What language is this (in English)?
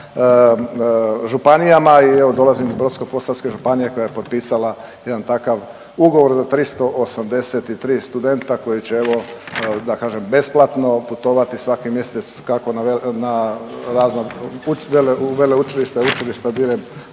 Croatian